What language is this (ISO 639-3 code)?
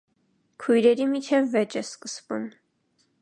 hye